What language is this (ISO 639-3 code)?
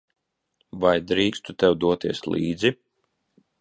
lav